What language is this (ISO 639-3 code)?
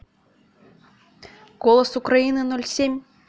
rus